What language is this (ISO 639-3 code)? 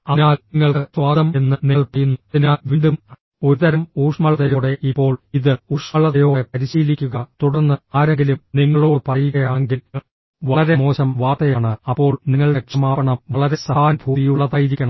mal